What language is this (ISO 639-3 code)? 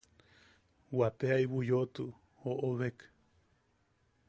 yaq